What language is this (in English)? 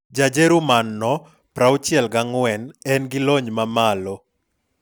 Luo (Kenya and Tanzania)